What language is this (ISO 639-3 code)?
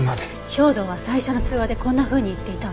jpn